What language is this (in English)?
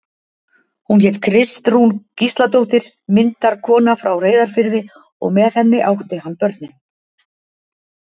Icelandic